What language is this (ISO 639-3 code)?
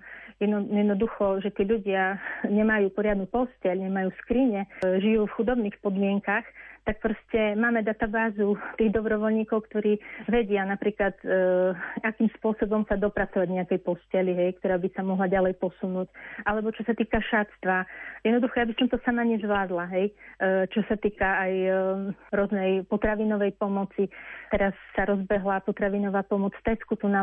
slk